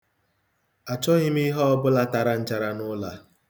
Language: Igbo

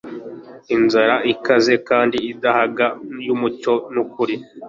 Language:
Kinyarwanda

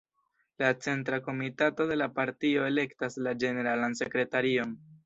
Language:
Esperanto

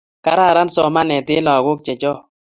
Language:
Kalenjin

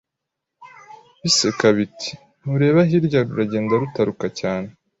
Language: Kinyarwanda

